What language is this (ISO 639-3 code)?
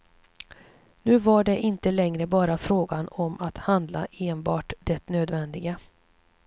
swe